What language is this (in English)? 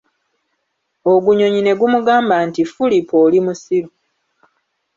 Ganda